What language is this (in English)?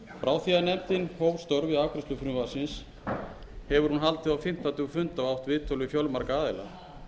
Icelandic